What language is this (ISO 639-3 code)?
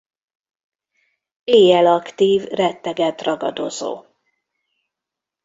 hun